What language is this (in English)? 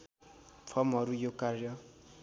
Nepali